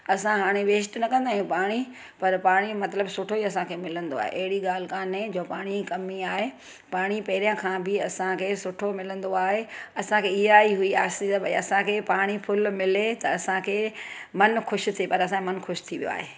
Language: Sindhi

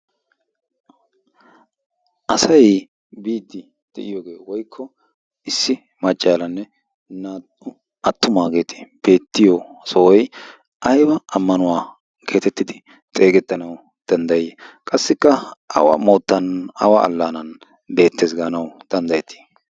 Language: Wolaytta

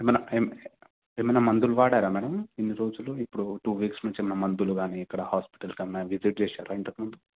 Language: Telugu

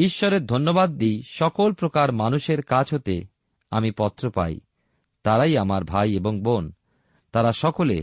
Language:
Bangla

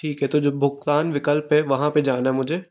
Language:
Hindi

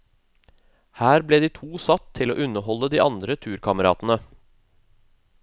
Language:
Norwegian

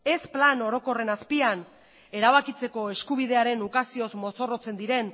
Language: Basque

